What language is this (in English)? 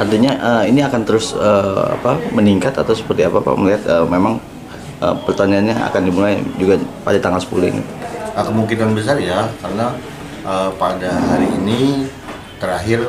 Indonesian